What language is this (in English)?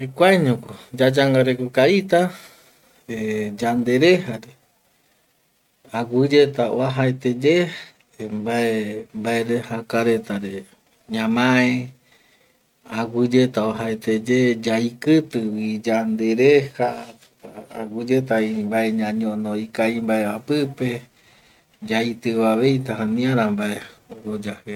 Eastern Bolivian Guaraní